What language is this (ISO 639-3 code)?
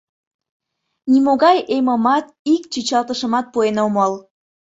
chm